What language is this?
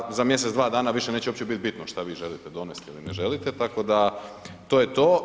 Croatian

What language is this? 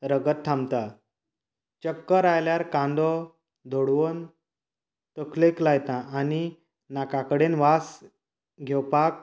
Konkani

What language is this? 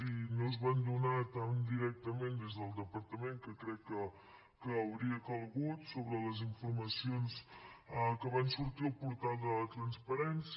Catalan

